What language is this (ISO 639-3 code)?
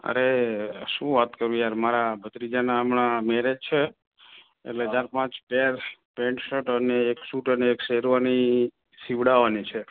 guj